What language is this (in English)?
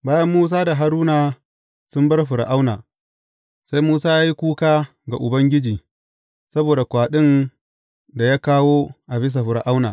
Hausa